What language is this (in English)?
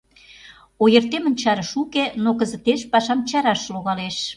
Mari